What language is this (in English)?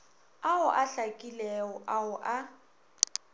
Northern Sotho